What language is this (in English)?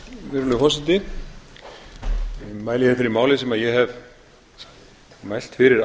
Icelandic